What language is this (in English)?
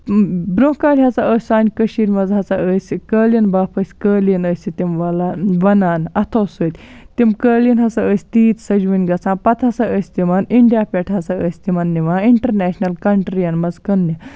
Kashmiri